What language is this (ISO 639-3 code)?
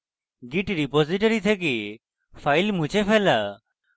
ben